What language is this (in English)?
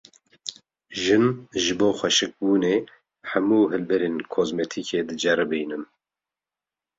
Kurdish